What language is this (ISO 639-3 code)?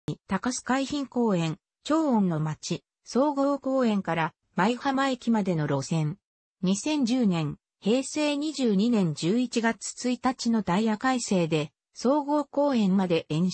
jpn